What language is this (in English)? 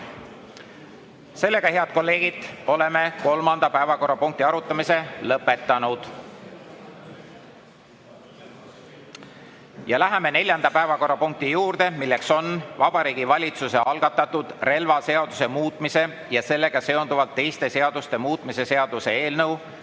Estonian